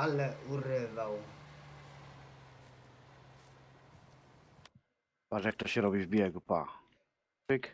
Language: Polish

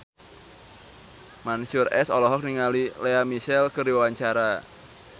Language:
Sundanese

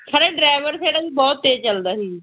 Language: Punjabi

